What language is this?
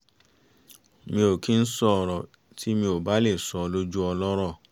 Yoruba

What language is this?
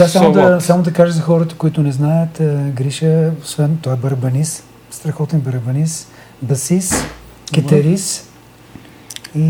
Bulgarian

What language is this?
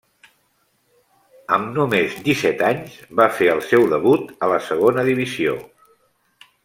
Catalan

